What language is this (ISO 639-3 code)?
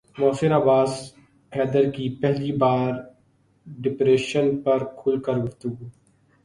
urd